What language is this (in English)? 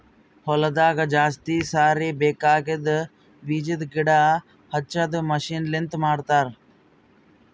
Kannada